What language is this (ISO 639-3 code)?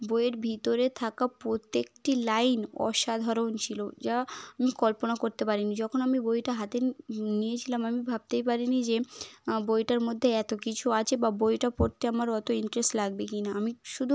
ben